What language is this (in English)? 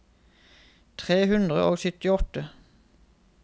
Norwegian